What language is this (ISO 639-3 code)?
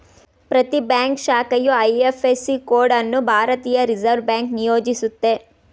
kan